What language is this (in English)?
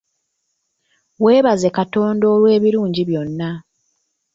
Ganda